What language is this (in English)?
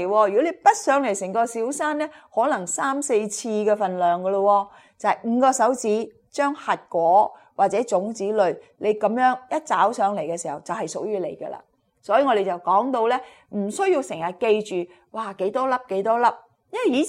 Chinese